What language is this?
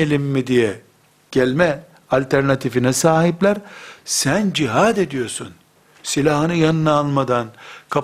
Turkish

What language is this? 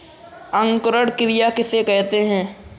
Hindi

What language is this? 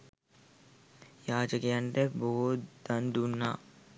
Sinhala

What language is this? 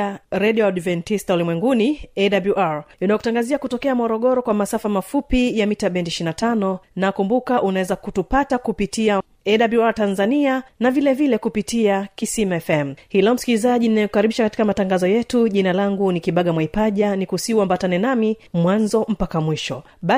Swahili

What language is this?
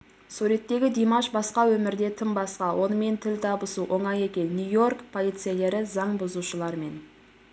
Kazakh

